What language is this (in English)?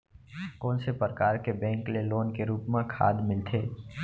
Chhattisgarhi